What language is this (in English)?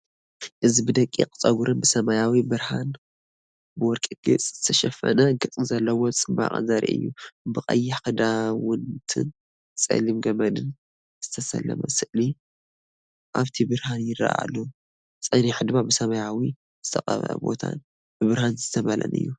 Tigrinya